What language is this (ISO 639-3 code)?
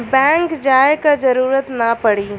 bho